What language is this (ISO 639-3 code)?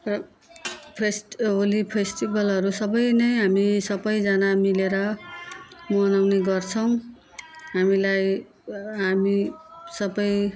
nep